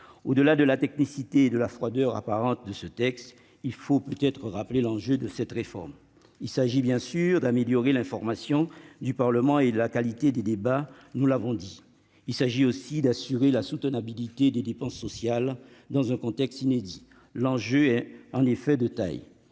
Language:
French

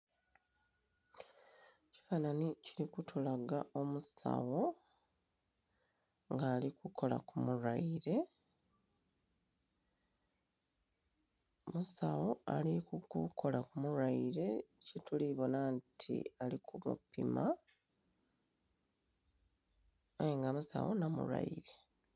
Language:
Soga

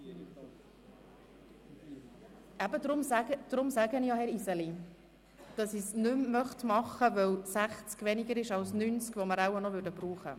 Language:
Swiss German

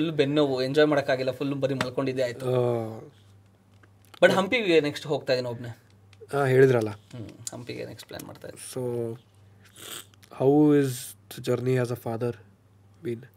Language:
Kannada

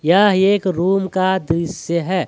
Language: Hindi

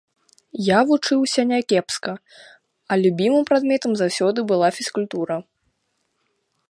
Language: Belarusian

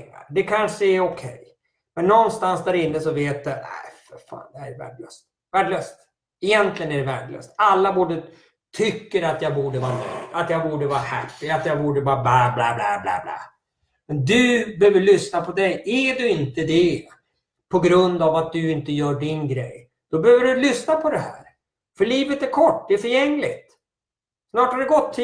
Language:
Swedish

